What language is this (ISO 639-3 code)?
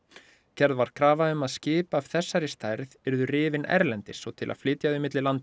isl